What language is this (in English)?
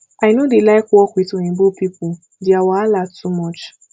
Nigerian Pidgin